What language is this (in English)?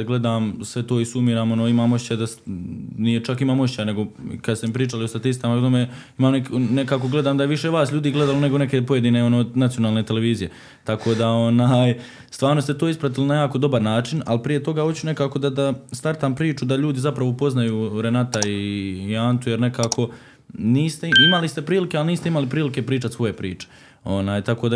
Croatian